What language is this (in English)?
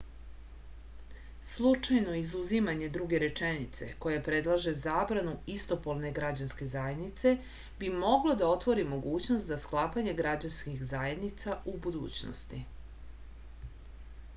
Serbian